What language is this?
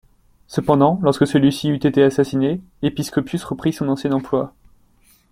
French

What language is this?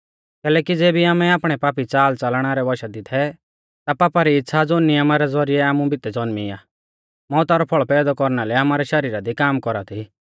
Mahasu Pahari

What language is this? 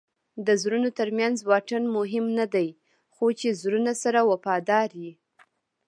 Pashto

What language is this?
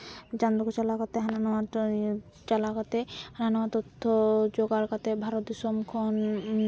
Santali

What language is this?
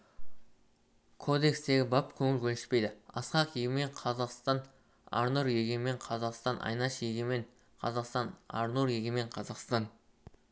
Kazakh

